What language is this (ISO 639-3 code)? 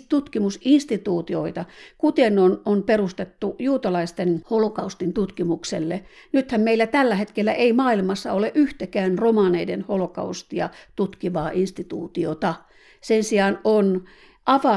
fin